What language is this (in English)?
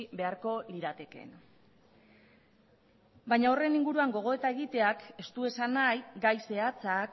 Basque